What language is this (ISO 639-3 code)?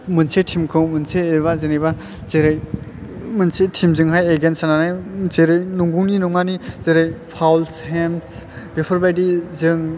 brx